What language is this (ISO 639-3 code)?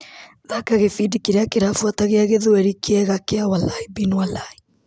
kik